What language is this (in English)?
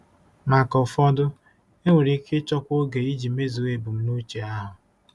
Igbo